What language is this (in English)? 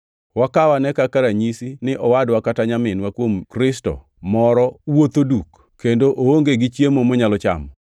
Luo (Kenya and Tanzania)